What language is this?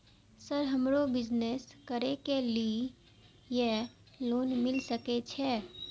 Maithili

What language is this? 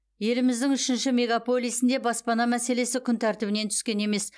Kazakh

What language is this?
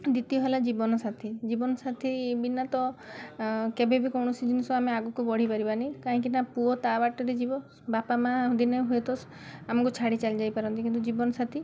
Odia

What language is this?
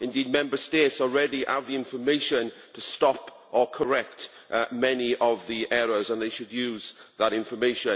English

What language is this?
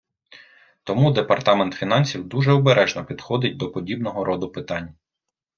Ukrainian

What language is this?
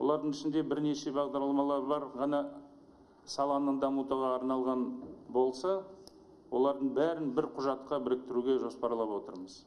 Turkish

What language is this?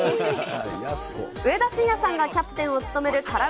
Japanese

